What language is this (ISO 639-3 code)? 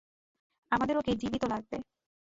ben